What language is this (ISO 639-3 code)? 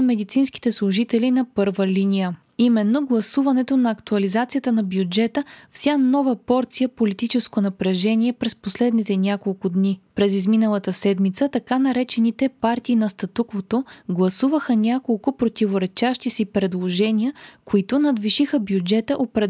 bul